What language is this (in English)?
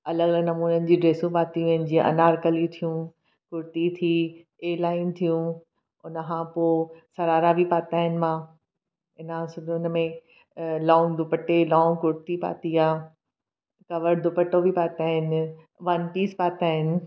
Sindhi